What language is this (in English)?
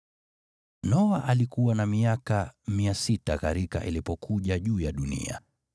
Swahili